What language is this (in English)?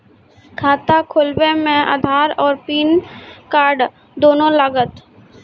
Maithili